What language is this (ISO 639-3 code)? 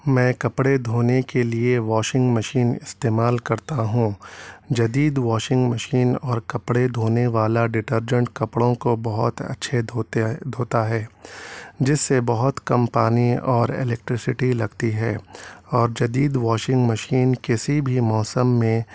urd